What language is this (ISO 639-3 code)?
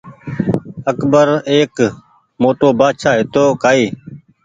gig